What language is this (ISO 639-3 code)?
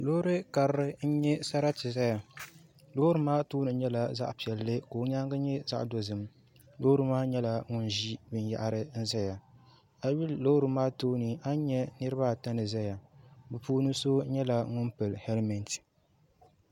dag